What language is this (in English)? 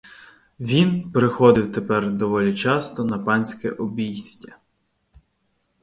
Ukrainian